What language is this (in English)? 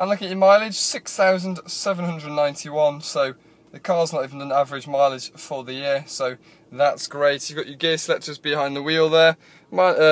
English